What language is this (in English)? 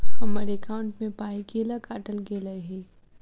Maithili